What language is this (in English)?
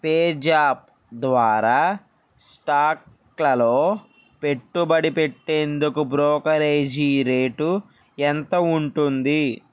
Telugu